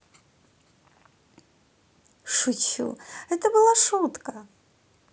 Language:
Russian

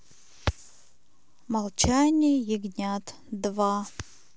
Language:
Russian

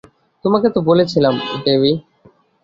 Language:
Bangla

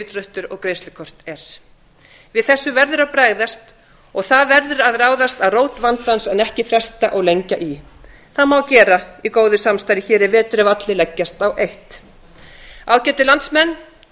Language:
Icelandic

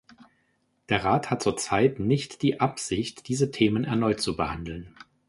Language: German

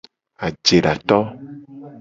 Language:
Gen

